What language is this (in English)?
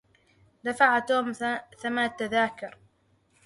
Arabic